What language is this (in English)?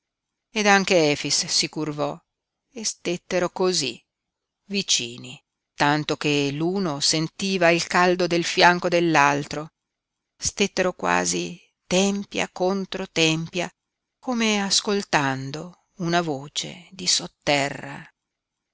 Italian